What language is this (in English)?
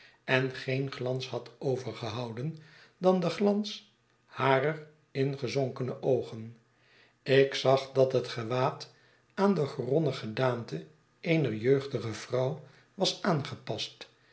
Dutch